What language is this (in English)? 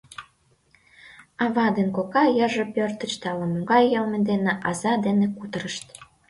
Mari